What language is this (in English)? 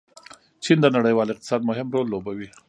Pashto